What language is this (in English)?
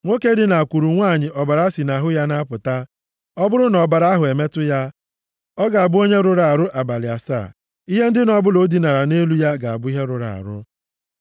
Igbo